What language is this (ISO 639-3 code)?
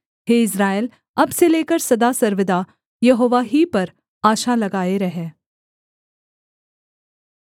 hin